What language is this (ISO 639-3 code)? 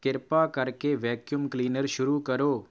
pan